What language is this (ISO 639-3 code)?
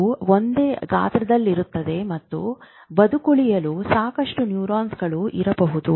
kan